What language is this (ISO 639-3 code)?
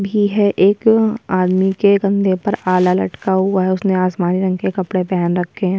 hin